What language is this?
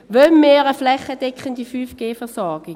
Swiss German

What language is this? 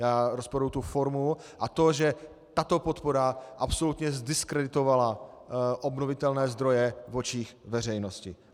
Czech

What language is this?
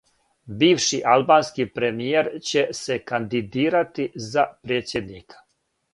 Serbian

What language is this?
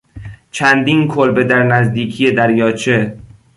Persian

